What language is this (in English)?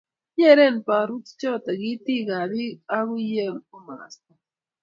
Kalenjin